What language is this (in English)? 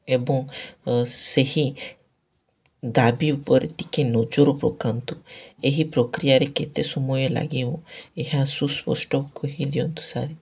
Odia